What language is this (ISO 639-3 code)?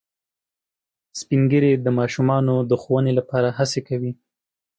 pus